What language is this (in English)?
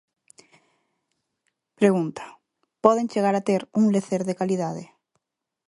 Galician